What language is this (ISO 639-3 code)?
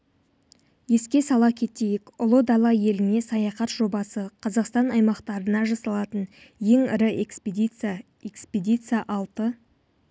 kaz